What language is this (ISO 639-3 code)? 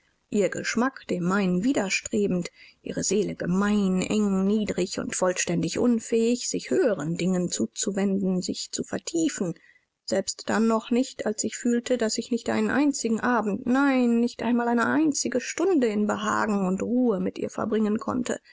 deu